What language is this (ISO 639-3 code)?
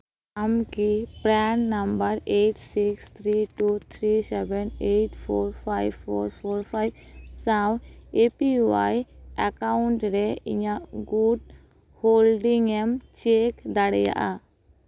sat